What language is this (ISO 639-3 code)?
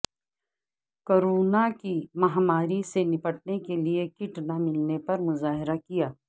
urd